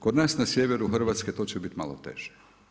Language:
Croatian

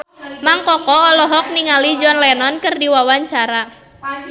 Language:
Sundanese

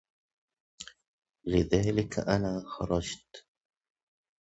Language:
Arabic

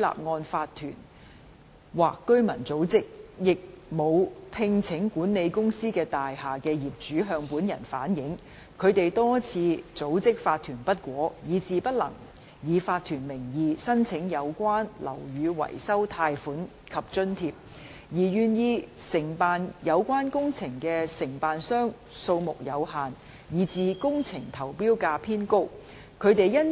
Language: Cantonese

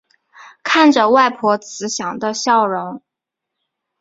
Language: Chinese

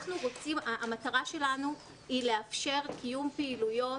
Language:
Hebrew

